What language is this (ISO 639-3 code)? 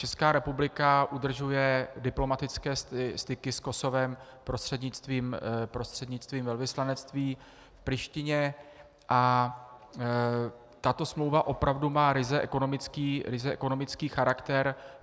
ces